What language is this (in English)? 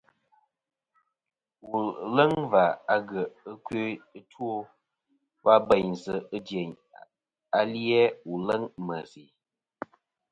Kom